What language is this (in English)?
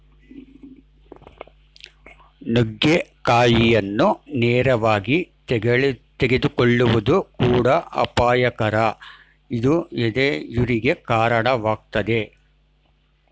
Kannada